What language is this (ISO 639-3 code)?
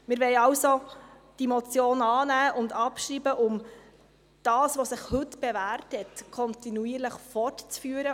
gsw